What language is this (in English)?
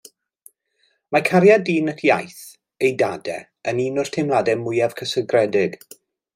Welsh